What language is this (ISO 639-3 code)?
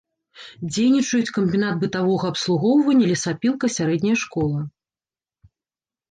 bel